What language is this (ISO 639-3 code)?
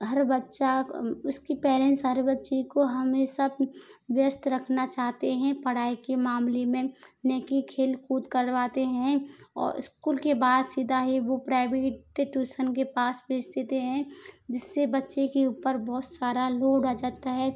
hin